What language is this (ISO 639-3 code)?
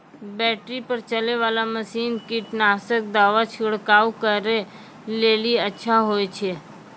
mai